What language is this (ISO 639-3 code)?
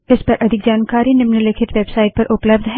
hin